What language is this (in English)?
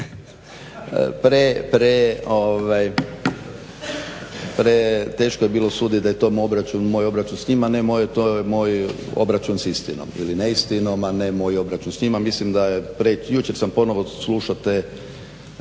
Croatian